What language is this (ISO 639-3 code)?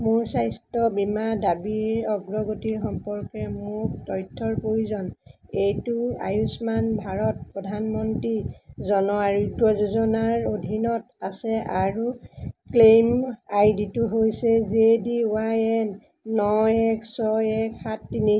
asm